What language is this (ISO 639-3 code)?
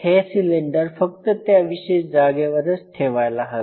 mar